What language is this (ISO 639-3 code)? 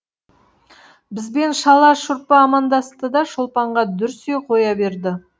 kaz